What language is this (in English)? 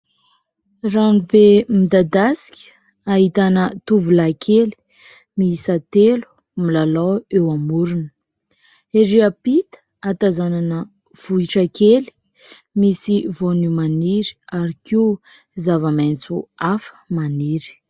Malagasy